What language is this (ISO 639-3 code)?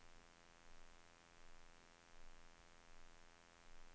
nor